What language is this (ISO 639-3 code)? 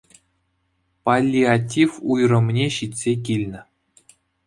chv